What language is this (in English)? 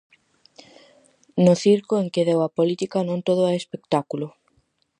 Galician